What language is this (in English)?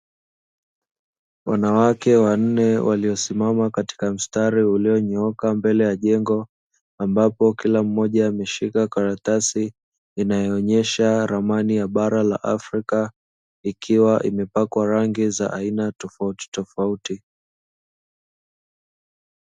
Swahili